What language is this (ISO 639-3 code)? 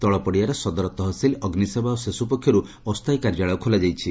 ori